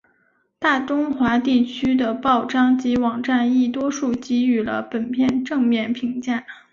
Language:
Chinese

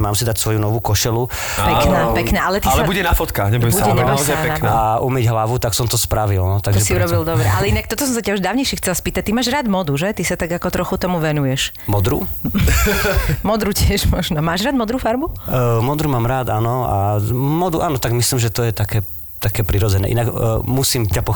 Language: Slovak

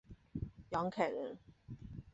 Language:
Chinese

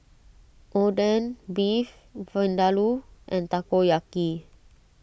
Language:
English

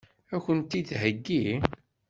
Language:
Kabyle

